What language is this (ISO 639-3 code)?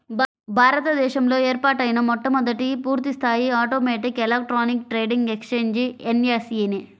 tel